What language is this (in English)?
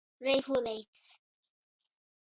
Latgalian